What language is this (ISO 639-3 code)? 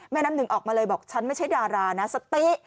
tha